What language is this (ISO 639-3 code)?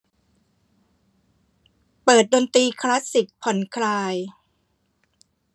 tha